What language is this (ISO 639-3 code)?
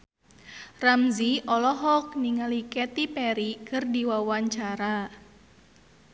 sun